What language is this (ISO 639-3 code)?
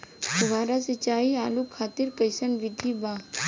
bho